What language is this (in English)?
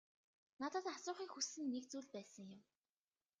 Mongolian